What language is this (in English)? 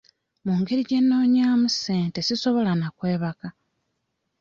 Ganda